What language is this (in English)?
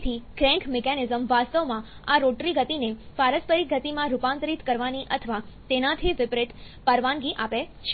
Gujarati